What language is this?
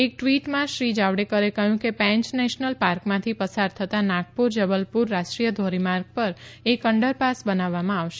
Gujarati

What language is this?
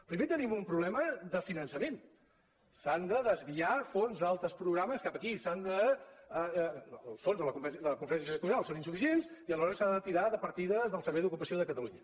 Catalan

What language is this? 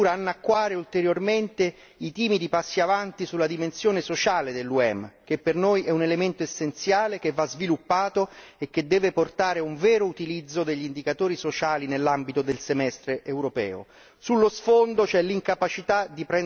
Italian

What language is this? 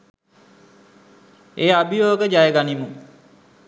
Sinhala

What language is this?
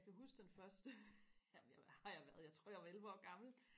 Danish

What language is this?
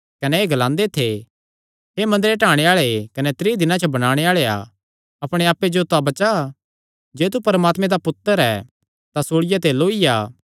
Kangri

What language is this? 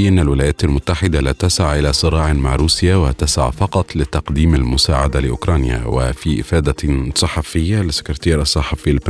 Arabic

